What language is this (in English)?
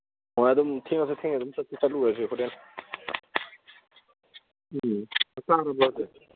Manipuri